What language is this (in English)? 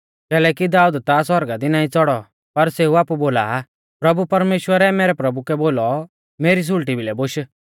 Mahasu Pahari